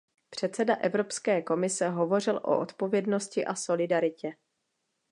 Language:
Czech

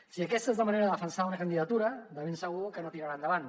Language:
Catalan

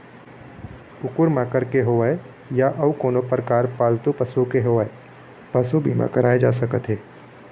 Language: Chhattisgarhi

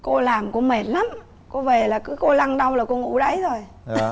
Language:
Vietnamese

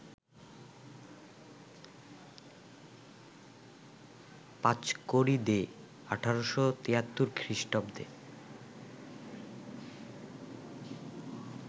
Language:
Bangla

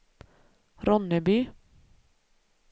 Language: Swedish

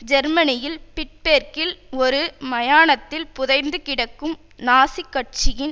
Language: Tamil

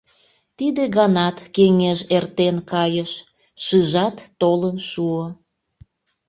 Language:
Mari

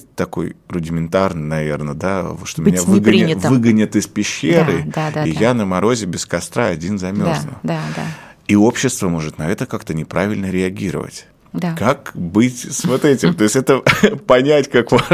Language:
Russian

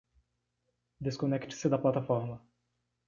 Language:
Portuguese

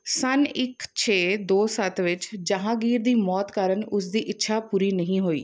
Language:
Punjabi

